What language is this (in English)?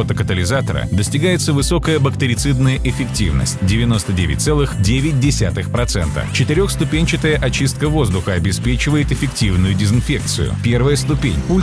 Russian